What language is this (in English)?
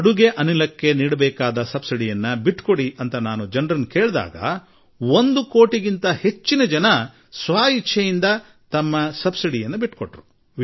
Kannada